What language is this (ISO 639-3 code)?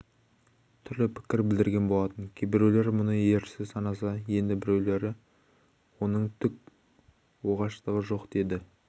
kaz